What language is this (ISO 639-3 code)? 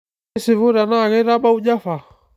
mas